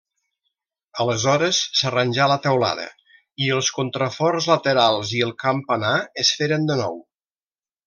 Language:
Catalan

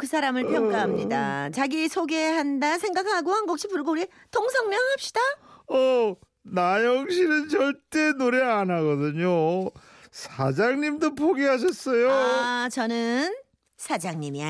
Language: Korean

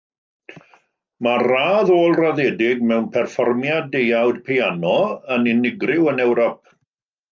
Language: Welsh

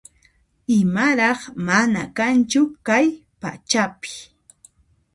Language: Puno Quechua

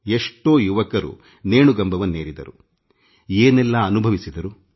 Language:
Kannada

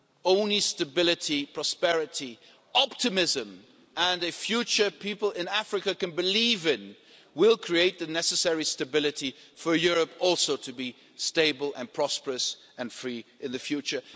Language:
English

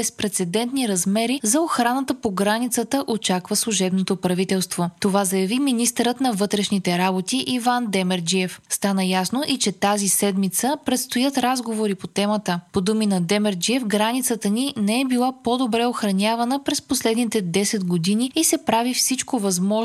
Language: Bulgarian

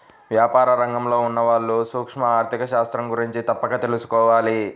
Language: Telugu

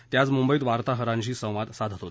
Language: Marathi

